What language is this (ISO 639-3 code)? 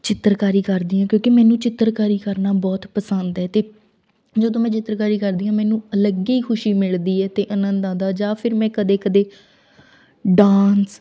pan